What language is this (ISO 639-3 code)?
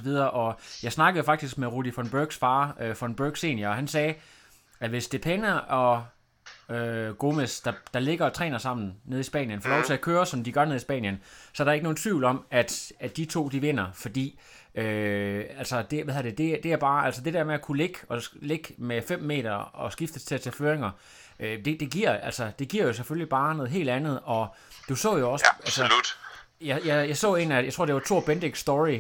dan